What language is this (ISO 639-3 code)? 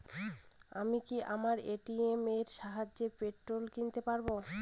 ben